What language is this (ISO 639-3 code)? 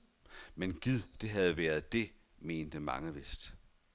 dan